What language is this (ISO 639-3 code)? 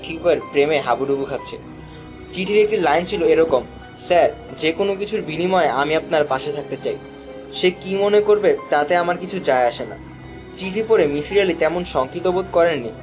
ben